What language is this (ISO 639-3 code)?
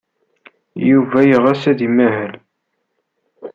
kab